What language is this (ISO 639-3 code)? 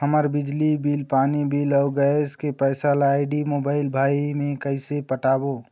hne